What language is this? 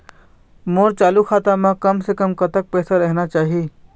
Chhattisgarhi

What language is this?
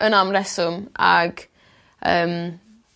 Welsh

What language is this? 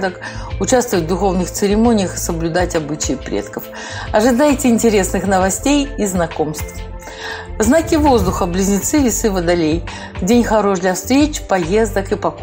Russian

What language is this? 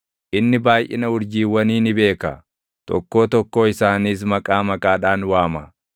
Oromo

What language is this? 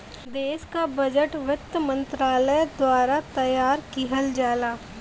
Bhojpuri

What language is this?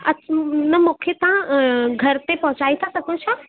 Sindhi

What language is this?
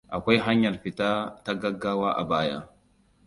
Hausa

